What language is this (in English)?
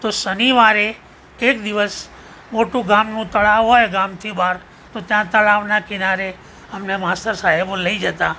Gujarati